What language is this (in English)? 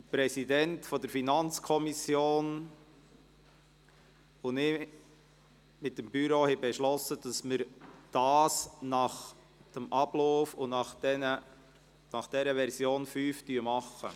Swiss German